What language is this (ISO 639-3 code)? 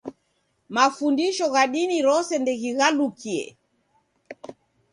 dav